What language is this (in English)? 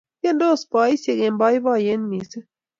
Kalenjin